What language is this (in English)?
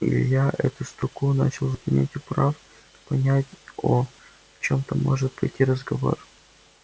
Russian